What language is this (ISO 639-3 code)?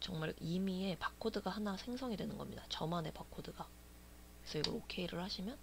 kor